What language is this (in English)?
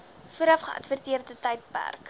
Afrikaans